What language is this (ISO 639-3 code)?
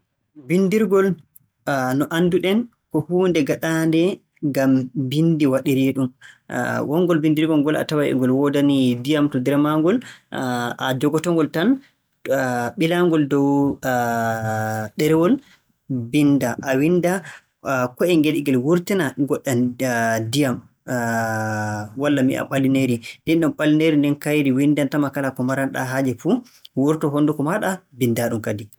fue